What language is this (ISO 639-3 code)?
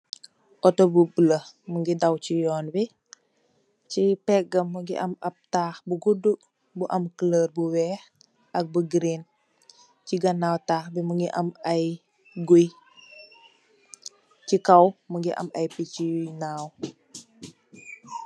wol